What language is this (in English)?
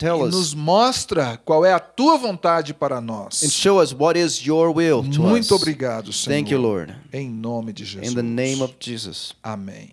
Portuguese